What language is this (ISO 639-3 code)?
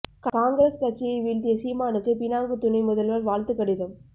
tam